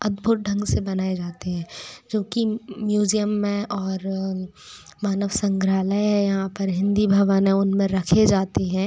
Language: Hindi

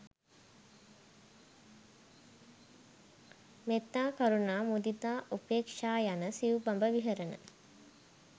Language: Sinhala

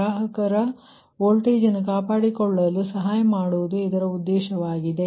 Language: Kannada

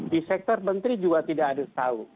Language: Indonesian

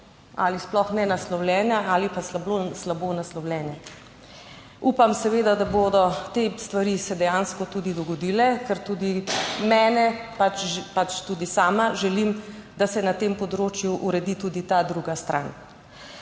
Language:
Slovenian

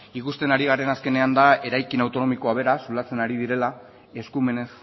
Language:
Basque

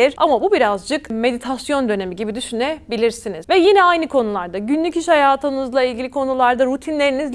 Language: Turkish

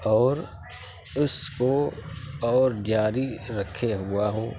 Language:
Urdu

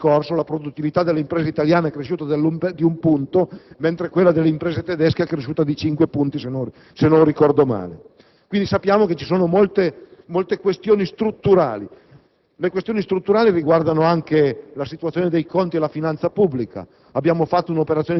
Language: Italian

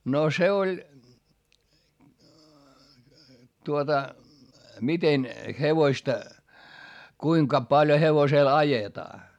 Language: Finnish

